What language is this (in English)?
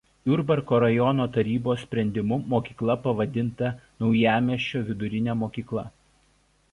Lithuanian